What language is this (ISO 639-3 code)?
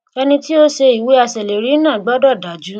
yor